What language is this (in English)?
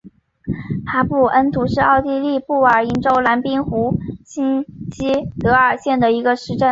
Chinese